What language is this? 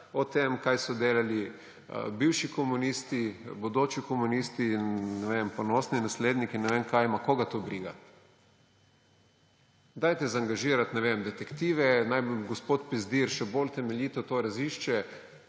Slovenian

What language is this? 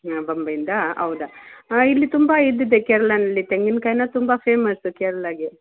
Kannada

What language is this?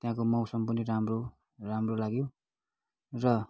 Nepali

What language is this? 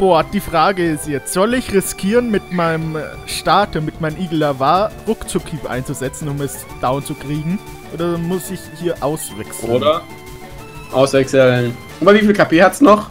German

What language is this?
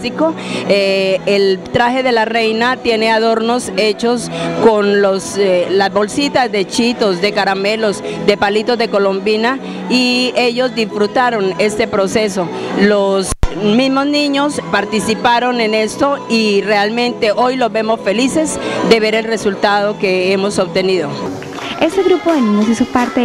Spanish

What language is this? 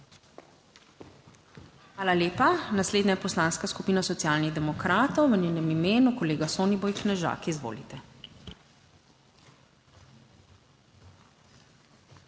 Slovenian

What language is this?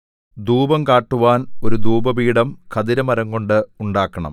Malayalam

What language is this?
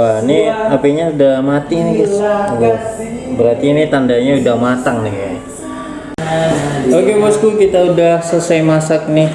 Indonesian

